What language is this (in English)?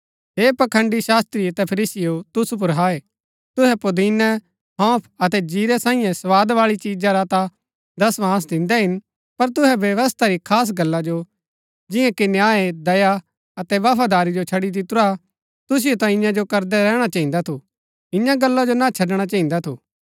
Gaddi